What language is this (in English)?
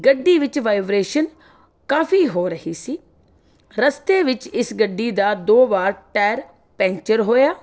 Punjabi